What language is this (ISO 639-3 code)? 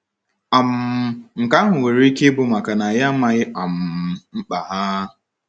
ibo